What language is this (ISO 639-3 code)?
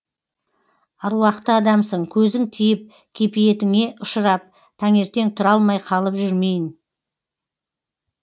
kaz